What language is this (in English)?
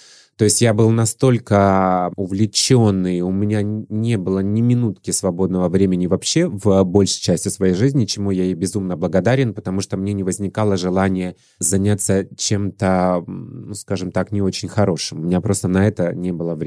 Russian